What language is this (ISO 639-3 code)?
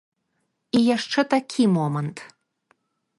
bel